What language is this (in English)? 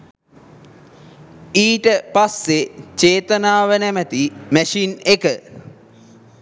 Sinhala